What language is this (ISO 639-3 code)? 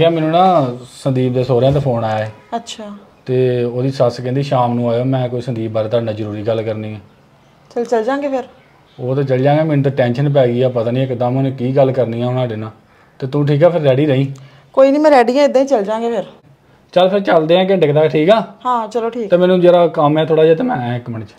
pan